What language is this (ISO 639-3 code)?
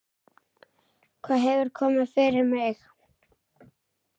isl